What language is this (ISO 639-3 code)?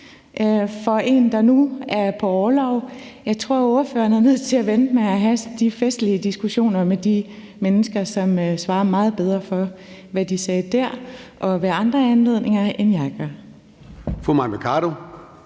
dan